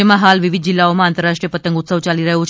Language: Gujarati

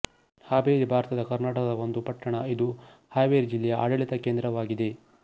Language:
Kannada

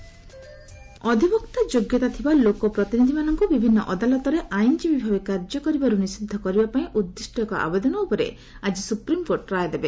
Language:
Odia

